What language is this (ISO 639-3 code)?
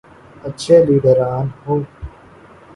urd